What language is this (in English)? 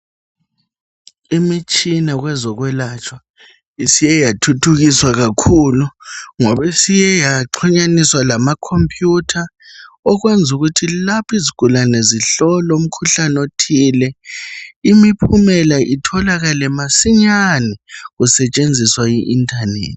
North Ndebele